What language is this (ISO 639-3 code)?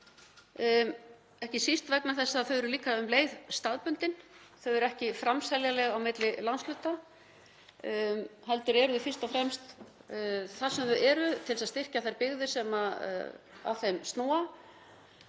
isl